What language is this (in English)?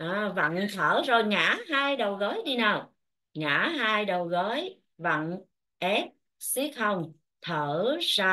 Vietnamese